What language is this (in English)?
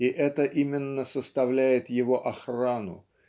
Russian